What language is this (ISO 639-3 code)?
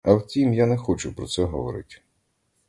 ukr